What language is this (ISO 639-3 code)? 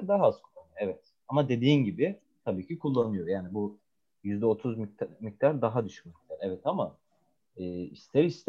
tur